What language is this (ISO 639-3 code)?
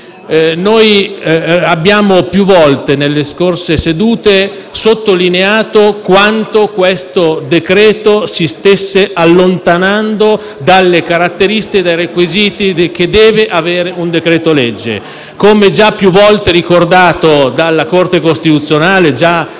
ita